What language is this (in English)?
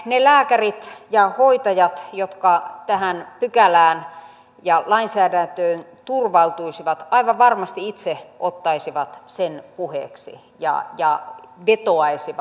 Finnish